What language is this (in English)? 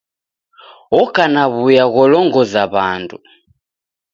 Taita